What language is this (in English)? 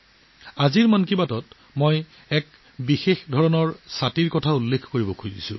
Assamese